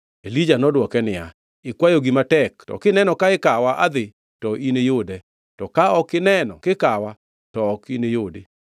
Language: Luo (Kenya and Tanzania)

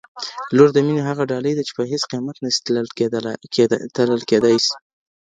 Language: Pashto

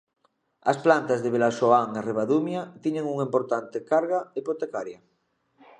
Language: Galician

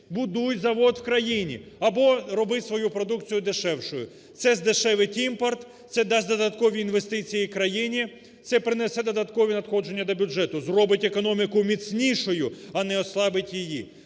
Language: Ukrainian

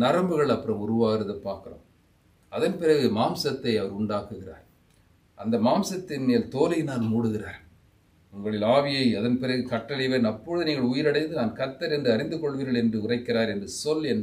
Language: Hindi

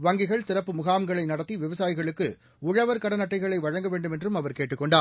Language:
Tamil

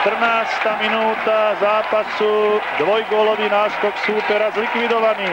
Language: Slovak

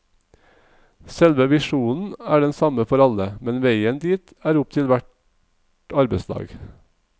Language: Norwegian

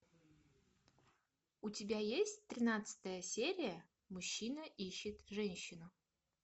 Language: Russian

